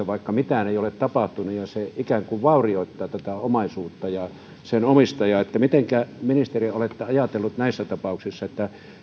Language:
Finnish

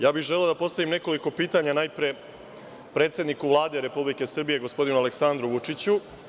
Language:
Serbian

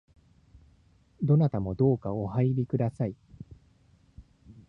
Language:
Japanese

